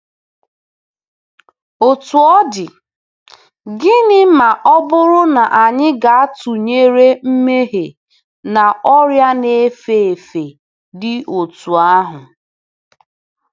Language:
Igbo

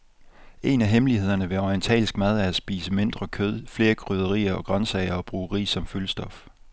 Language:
Danish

